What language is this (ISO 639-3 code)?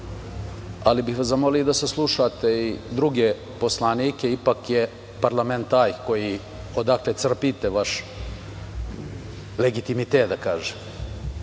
srp